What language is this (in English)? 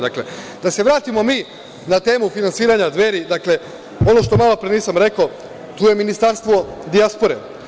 Serbian